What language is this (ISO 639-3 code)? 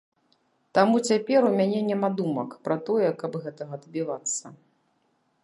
bel